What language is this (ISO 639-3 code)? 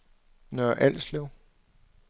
dan